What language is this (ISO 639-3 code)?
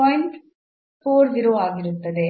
kan